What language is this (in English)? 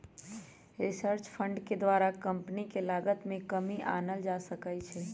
Magahi